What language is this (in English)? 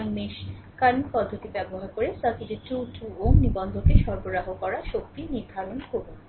Bangla